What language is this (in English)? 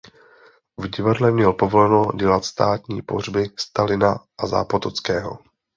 Czech